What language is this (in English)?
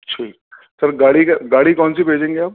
Urdu